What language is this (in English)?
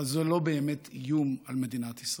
Hebrew